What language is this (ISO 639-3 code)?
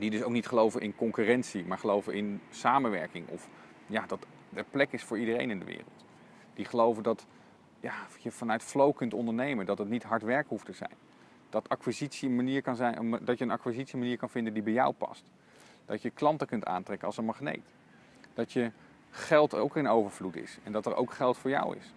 nld